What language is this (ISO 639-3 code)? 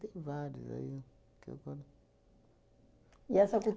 por